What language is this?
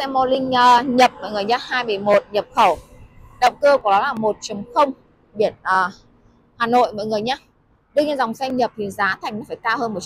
Vietnamese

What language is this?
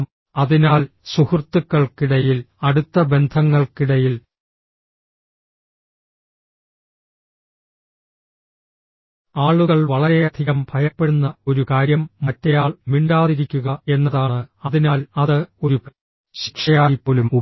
Malayalam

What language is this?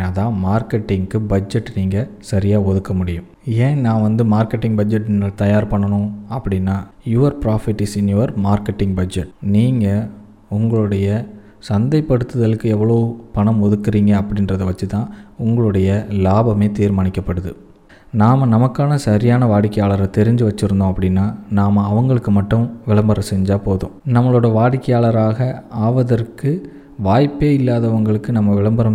Tamil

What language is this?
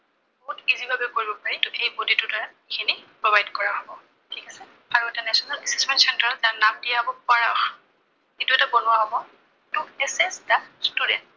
Assamese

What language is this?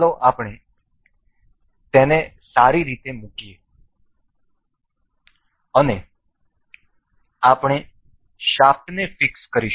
Gujarati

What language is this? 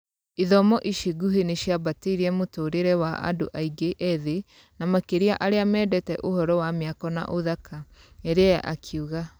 Kikuyu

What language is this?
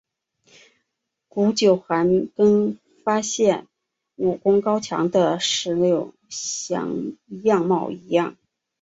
Chinese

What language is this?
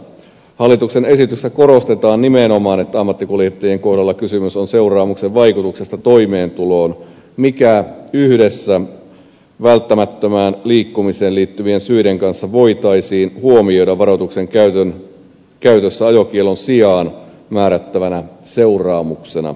Finnish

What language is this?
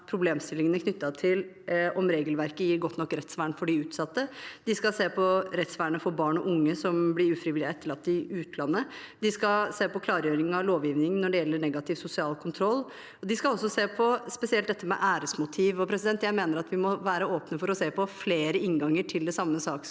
Norwegian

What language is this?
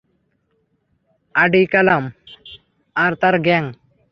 Bangla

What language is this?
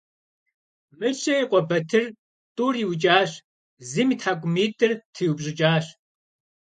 Kabardian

